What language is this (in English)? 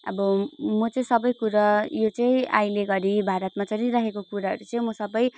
Nepali